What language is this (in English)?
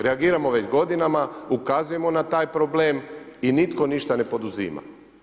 Croatian